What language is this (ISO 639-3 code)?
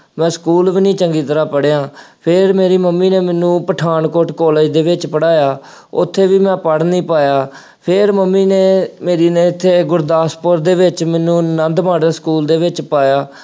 pan